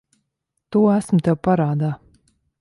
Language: Latvian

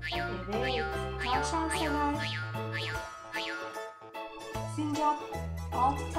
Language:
Turkish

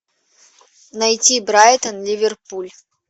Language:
Russian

